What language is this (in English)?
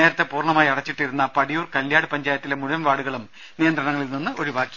Malayalam